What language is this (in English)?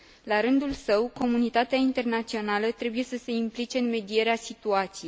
Romanian